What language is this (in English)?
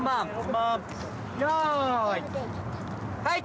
Japanese